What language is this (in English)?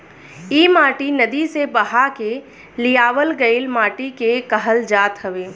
Bhojpuri